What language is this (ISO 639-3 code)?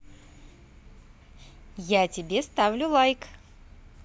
rus